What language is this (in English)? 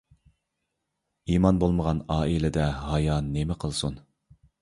Uyghur